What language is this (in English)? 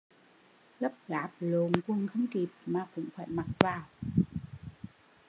Vietnamese